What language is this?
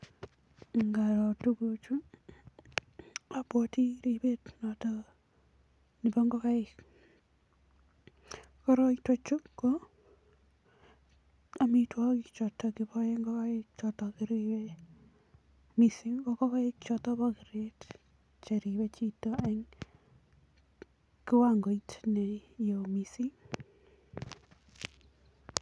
Kalenjin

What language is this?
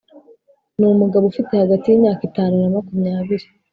Kinyarwanda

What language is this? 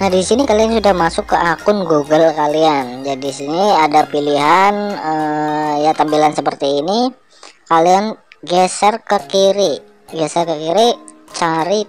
Indonesian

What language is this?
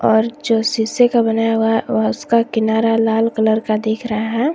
Hindi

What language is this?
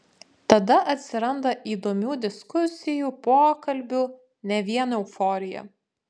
Lithuanian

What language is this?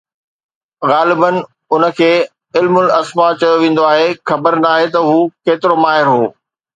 Sindhi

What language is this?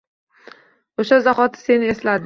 Uzbek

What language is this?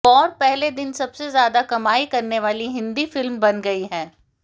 Hindi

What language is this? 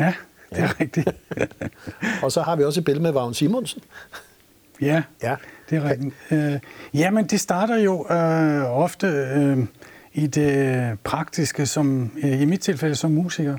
Danish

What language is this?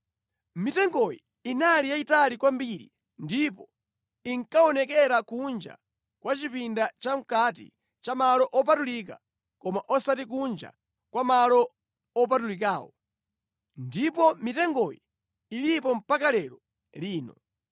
Nyanja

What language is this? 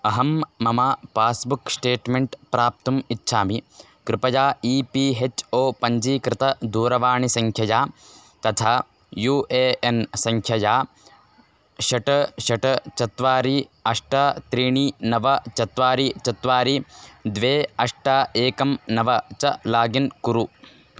Sanskrit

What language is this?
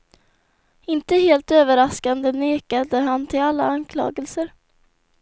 Swedish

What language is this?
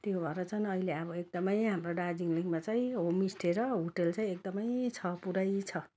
Nepali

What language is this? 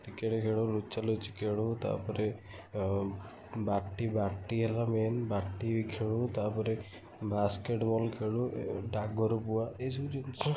Odia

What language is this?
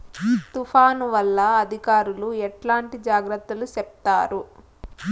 Telugu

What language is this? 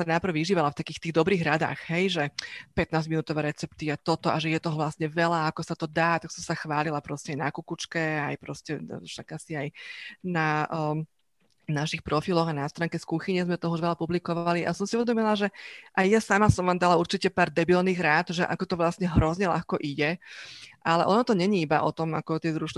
Slovak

